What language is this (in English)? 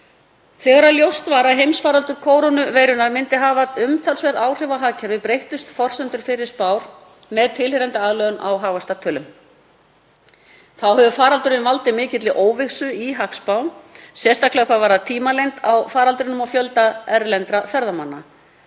Icelandic